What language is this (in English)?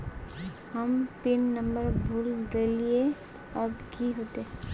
Magahi